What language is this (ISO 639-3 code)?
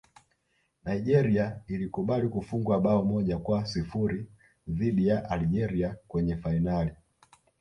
swa